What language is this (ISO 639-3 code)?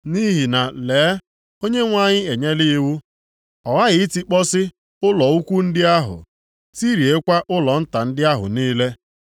ibo